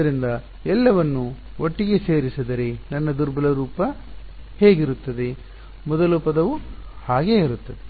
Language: Kannada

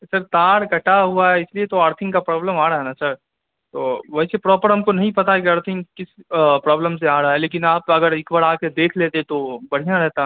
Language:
Urdu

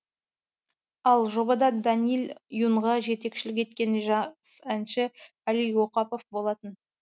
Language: Kazakh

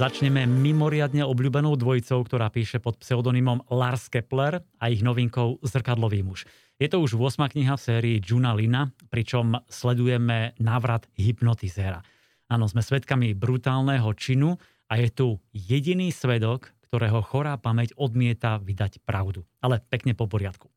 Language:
Slovak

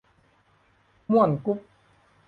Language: Thai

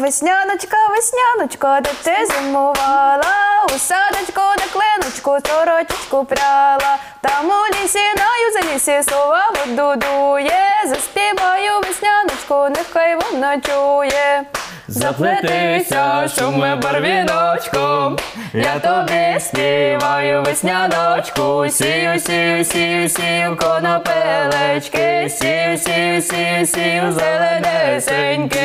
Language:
Ukrainian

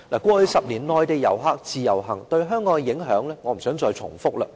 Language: Cantonese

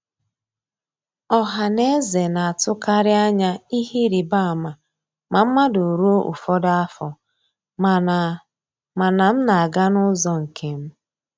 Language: Igbo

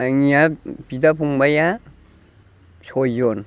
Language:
Bodo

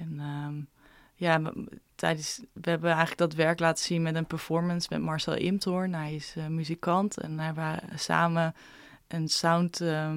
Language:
Dutch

